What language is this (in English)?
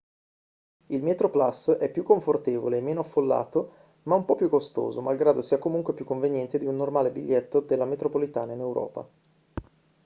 Italian